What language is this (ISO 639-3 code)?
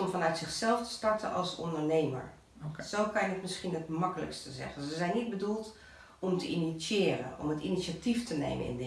nld